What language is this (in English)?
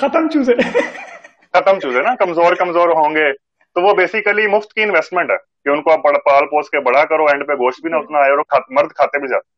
Urdu